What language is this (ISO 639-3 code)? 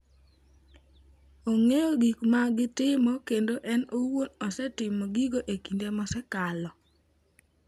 luo